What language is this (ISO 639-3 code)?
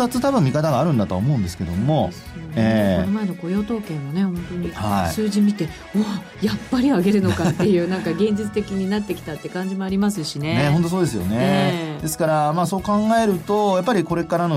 jpn